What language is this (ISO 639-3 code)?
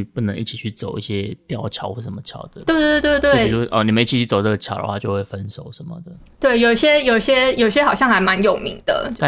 zho